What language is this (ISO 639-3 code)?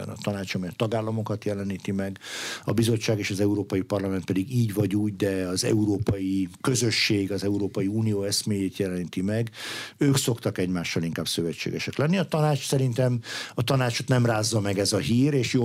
hun